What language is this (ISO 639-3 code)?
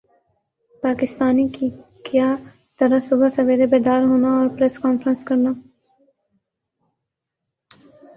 urd